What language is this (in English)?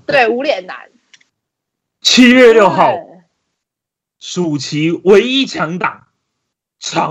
Chinese